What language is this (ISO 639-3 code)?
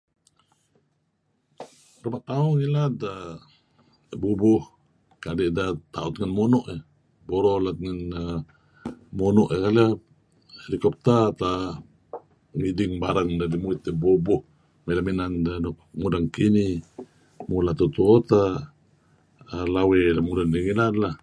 kzi